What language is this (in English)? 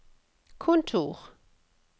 Norwegian